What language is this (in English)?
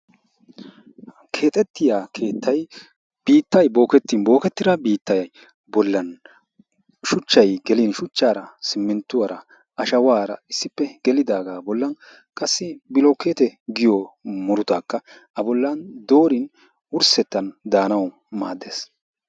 Wolaytta